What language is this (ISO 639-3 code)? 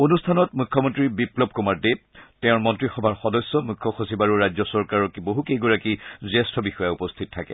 asm